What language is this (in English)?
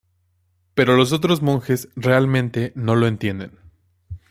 Spanish